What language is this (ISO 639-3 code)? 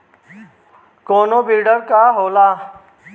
bho